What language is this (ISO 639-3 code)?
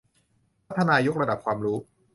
tha